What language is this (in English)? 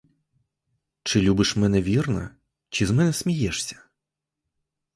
Ukrainian